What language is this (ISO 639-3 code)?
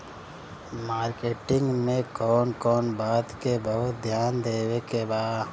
bho